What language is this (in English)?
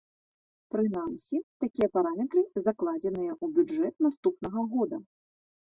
Belarusian